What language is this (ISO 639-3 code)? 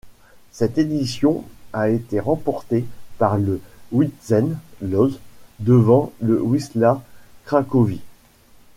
fra